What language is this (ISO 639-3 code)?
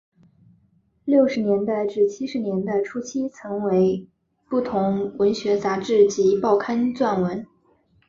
zho